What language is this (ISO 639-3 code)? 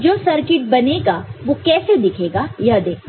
hin